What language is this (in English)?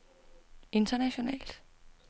Danish